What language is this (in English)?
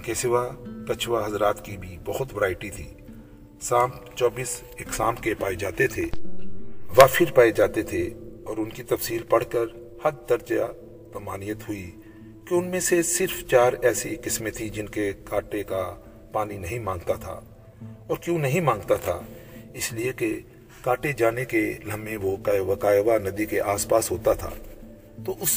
Urdu